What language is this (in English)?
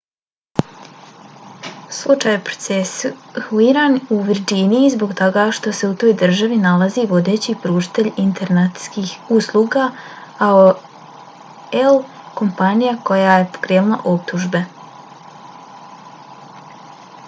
Bosnian